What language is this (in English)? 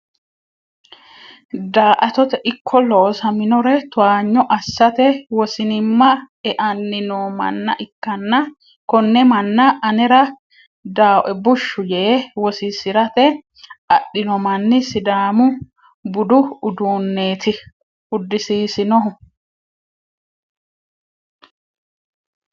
Sidamo